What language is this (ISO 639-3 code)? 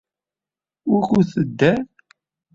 kab